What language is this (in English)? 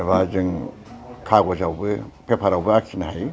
Bodo